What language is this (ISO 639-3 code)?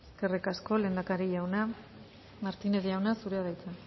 eus